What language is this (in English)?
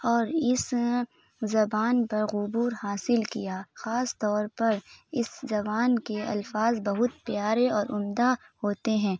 Urdu